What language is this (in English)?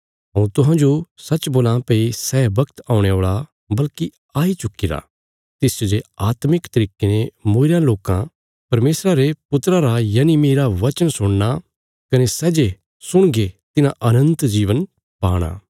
Bilaspuri